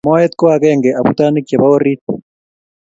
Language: Kalenjin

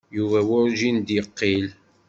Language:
Kabyle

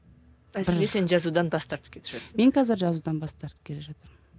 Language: Kazakh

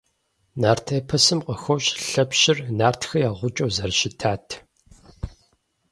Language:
Kabardian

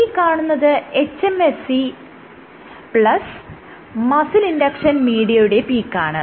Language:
Malayalam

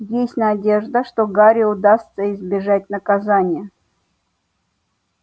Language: Russian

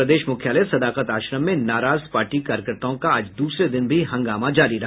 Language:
Hindi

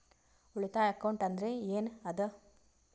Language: Kannada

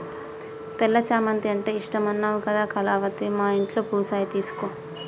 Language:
Telugu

